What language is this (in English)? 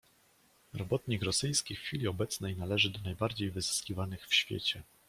Polish